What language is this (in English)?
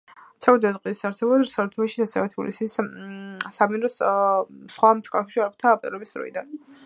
Georgian